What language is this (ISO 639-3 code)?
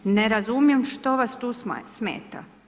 hrv